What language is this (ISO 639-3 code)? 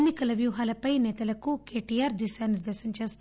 tel